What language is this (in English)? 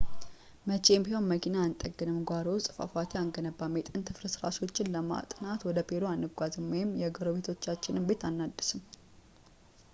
Amharic